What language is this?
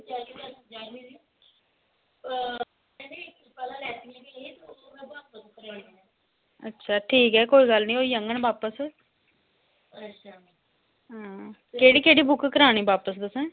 Dogri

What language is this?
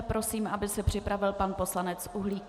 Czech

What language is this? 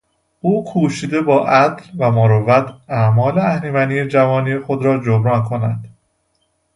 Persian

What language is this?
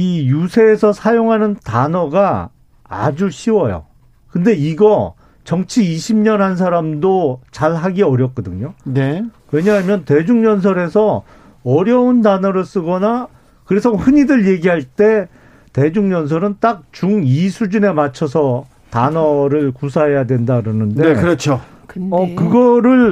Korean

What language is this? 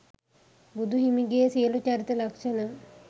Sinhala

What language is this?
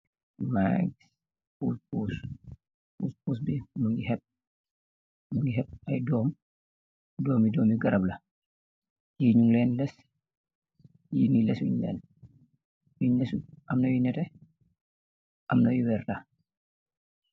Wolof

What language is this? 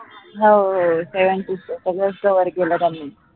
Marathi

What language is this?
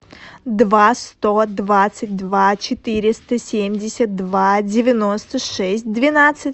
Russian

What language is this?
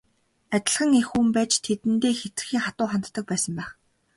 Mongolian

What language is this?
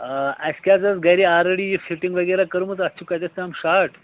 Kashmiri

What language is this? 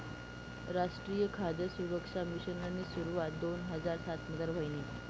Marathi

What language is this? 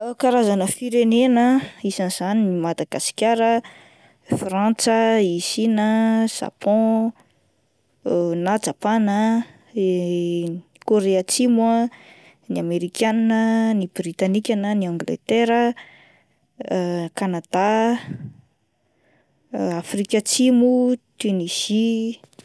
Malagasy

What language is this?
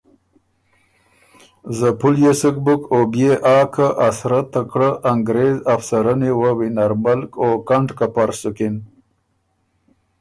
Ormuri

